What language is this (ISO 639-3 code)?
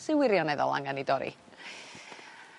cym